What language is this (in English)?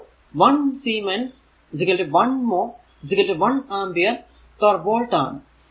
Malayalam